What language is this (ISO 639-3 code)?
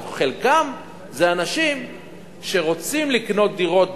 heb